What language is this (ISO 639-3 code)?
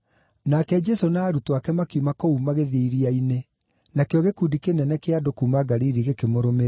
kik